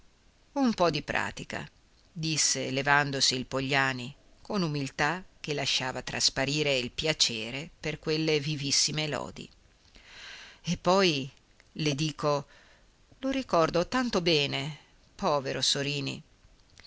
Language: Italian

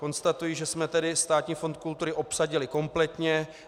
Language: Czech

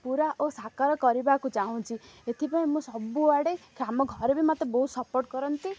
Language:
Odia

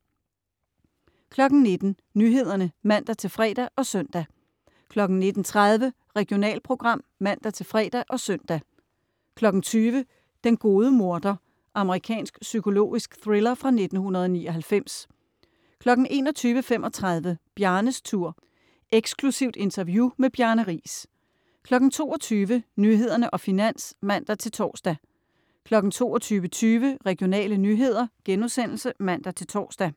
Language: Danish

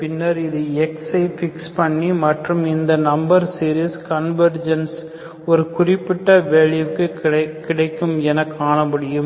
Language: Tamil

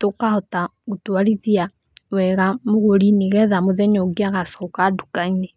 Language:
Kikuyu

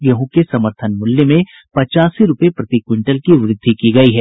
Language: Hindi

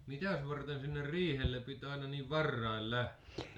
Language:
Finnish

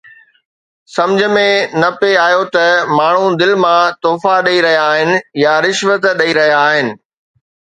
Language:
Sindhi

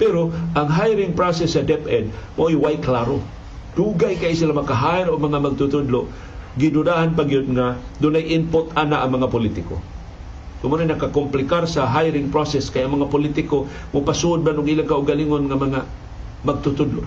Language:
Filipino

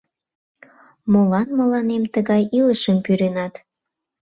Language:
Mari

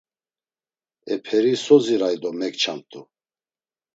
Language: Laz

